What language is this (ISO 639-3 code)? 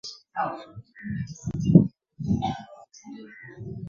swa